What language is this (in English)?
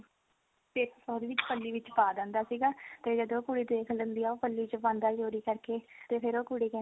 Punjabi